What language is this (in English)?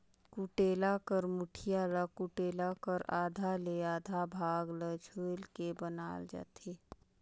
Chhattisgarhi